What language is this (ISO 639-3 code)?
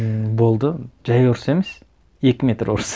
kaz